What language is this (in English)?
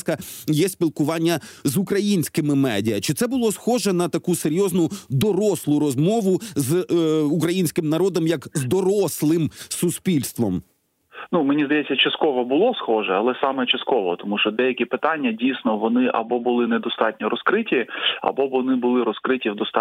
Ukrainian